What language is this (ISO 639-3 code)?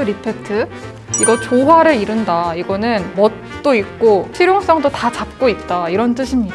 kor